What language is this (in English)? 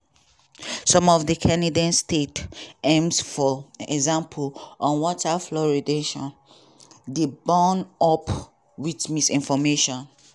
Nigerian Pidgin